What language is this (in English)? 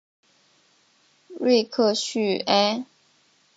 Chinese